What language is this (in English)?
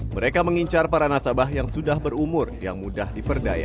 Indonesian